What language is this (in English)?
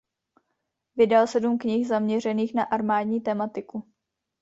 Czech